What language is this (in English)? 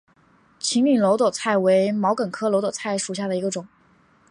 Chinese